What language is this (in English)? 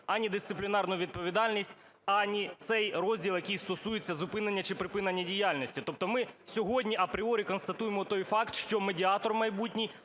Ukrainian